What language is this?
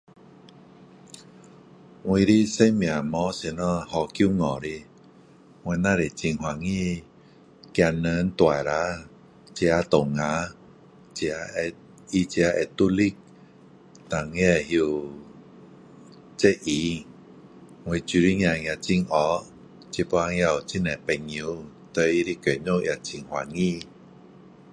Min Dong Chinese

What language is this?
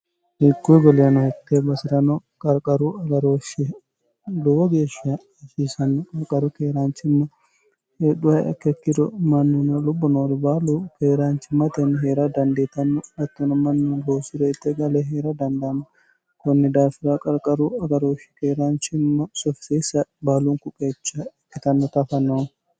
Sidamo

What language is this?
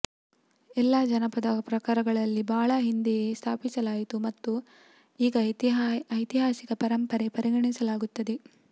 Kannada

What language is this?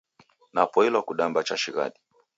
Taita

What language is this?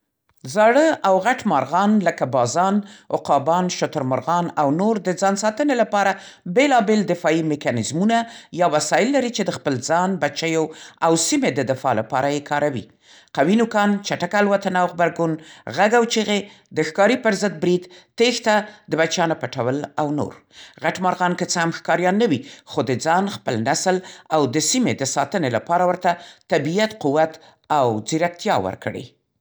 Central Pashto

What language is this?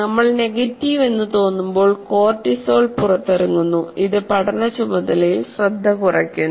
Malayalam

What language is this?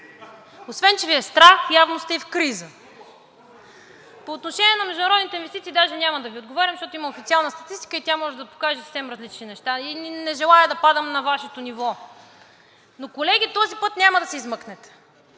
Bulgarian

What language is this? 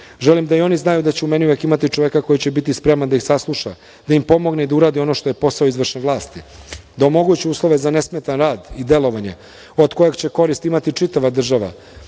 Serbian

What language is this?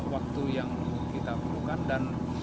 Indonesian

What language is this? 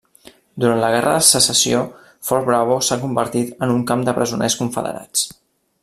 Catalan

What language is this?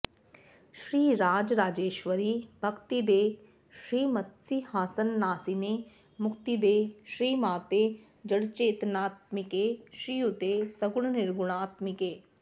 Sanskrit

